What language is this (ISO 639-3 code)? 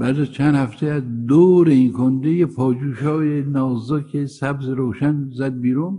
fas